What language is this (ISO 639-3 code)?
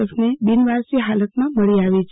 guj